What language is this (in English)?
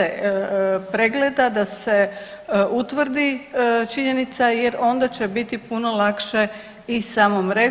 Croatian